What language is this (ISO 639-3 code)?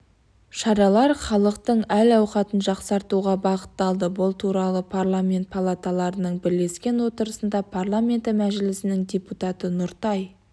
kaz